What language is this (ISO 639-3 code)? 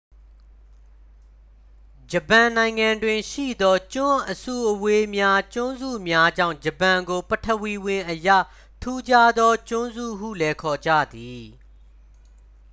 mya